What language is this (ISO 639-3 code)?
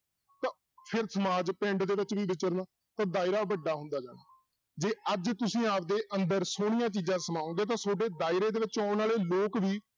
pan